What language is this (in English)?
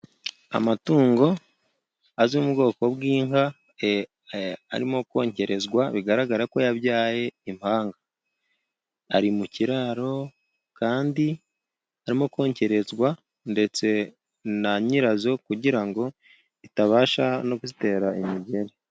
Kinyarwanda